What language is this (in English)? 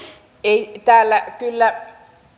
Finnish